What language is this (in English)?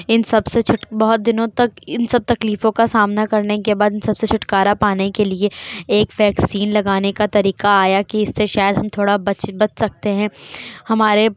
Urdu